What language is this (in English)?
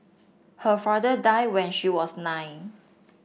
English